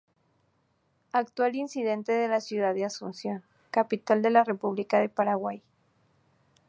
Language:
Spanish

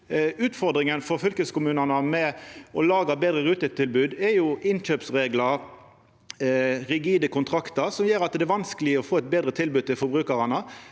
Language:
Norwegian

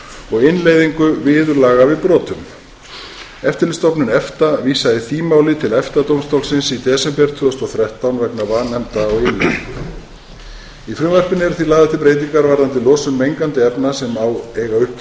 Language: Icelandic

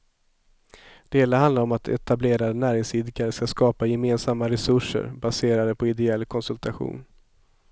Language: Swedish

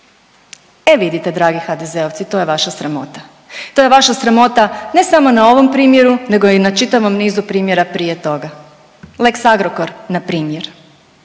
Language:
Croatian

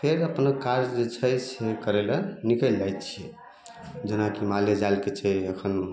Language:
Maithili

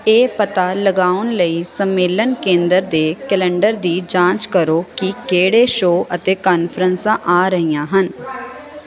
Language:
Punjabi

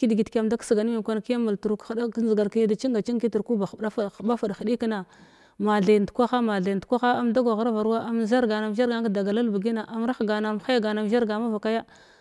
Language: Glavda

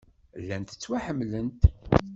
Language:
Kabyle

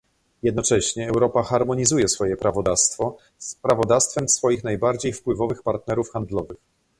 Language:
Polish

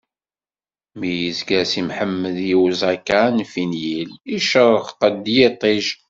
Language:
Kabyle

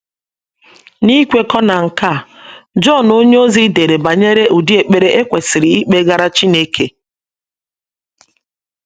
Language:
Igbo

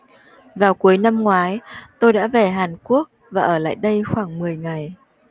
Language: Vietnamese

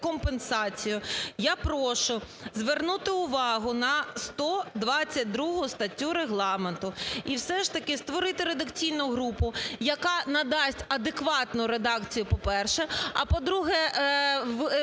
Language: Ukrainian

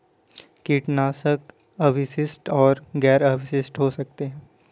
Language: Hindi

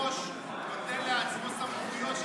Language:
Hebrew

